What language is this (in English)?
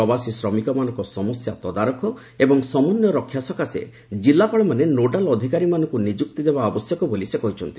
Odia